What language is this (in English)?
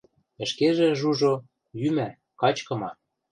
Western Mari